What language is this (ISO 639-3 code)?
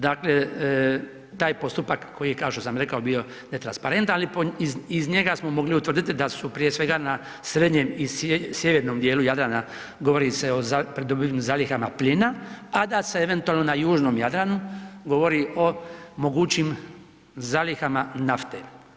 hrv